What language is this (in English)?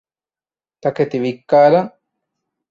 Divehi